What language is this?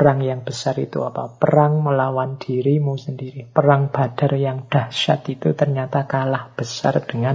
Indonesian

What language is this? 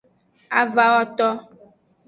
Aja (Benin)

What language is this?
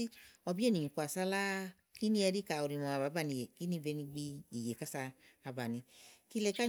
Igo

